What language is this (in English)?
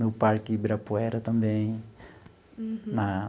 Portuguese